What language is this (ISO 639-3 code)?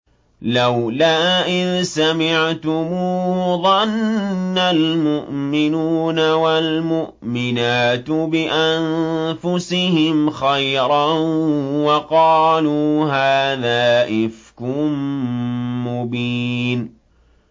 ara